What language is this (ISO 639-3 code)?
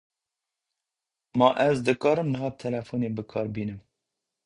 kur